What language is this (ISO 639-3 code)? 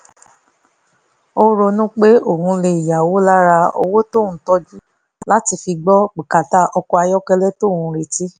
yor